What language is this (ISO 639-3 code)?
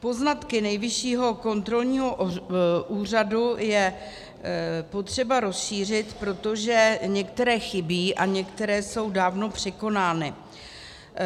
ces